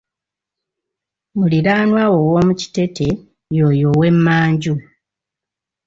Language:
Ganda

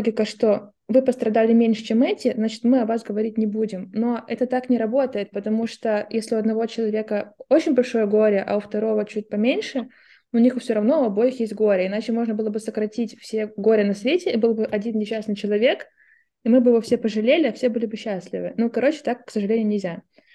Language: Russian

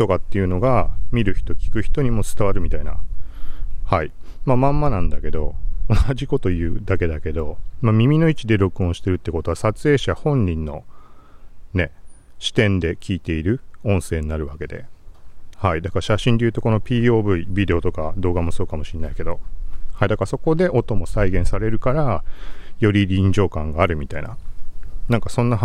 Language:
Japanese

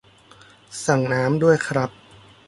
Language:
Thai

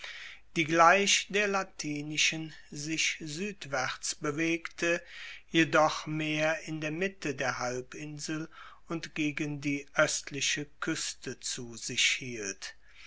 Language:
German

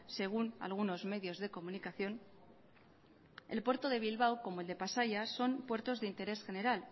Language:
Spanish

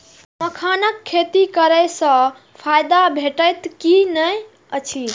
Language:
Maithili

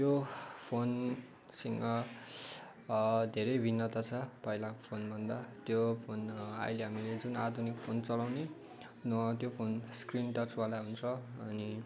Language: Nepali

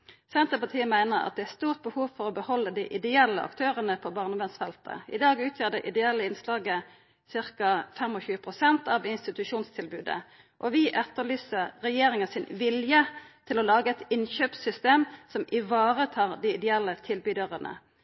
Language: Norwegian Nynorsk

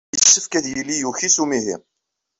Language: Kabyle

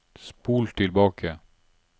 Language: Norwegian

